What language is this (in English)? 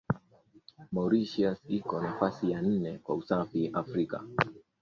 Swahili